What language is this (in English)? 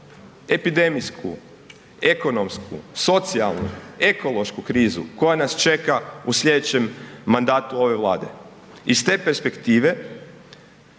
Croatian